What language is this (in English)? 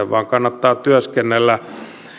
Finnish